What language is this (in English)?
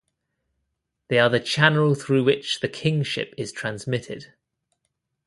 English